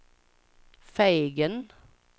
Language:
Swedish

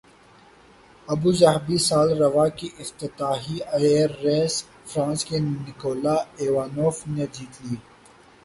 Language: Urdu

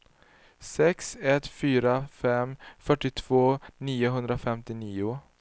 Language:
Swedish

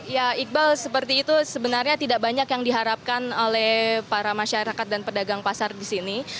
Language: Indonesian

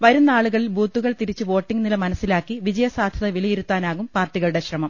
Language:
Malayalam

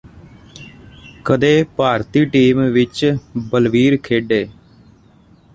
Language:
Punjabi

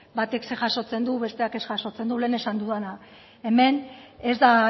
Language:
Basque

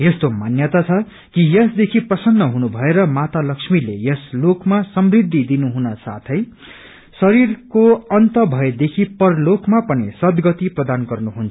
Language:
Nepali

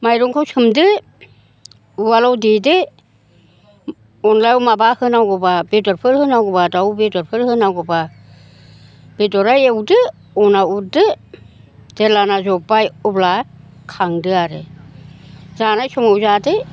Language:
Bodo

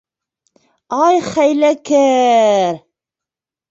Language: Bashkir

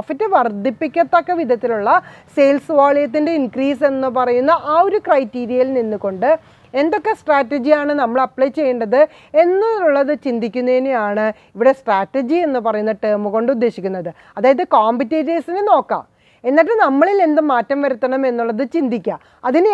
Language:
Turkish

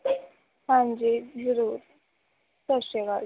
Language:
Punjabi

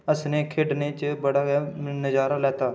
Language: Dogri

